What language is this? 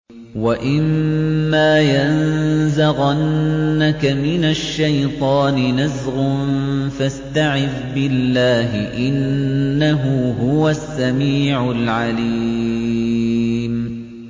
Arabic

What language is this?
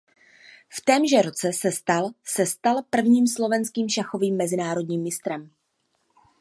Czech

